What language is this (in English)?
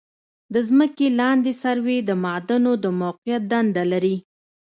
Pashto